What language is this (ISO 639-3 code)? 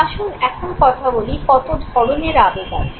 ben